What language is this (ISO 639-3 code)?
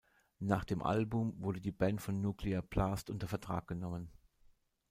deu